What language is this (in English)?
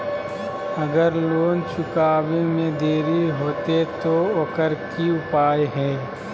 Magahi